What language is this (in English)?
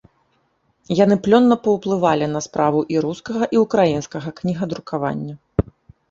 Belarusian